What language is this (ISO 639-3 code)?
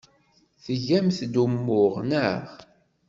kab